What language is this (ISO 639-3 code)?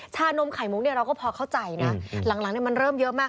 tha